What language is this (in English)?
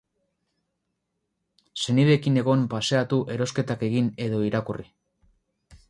Basque